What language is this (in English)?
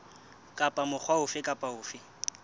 Southern Sotho